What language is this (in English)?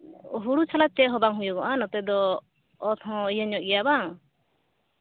Santali